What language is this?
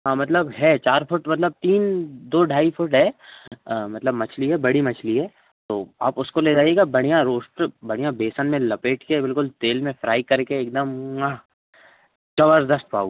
Hindi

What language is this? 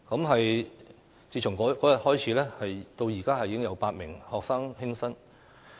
Cantonese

